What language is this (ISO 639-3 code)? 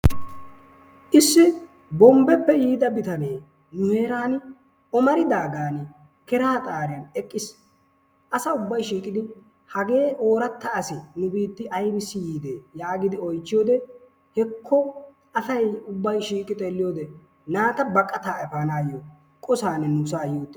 wal